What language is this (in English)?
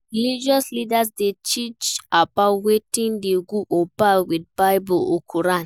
Nigerian Pidgin